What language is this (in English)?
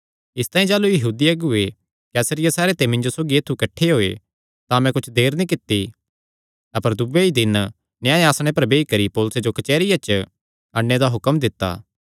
Kangri